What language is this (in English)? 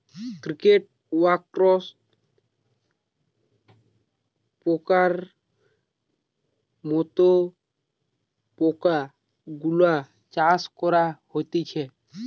Bangla